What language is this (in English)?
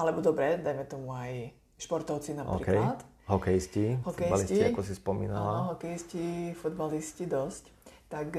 Slovak